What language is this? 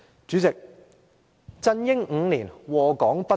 Cantonese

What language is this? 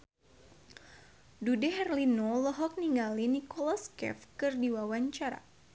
Sundanese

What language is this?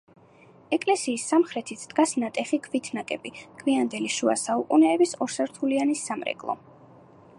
Georgian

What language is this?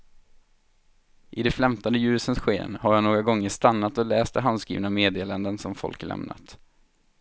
Swedish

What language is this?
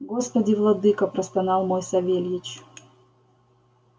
Russian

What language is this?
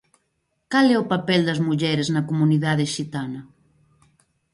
Galician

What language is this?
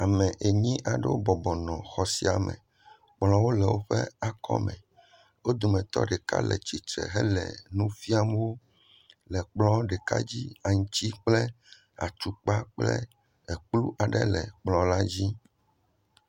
Ewe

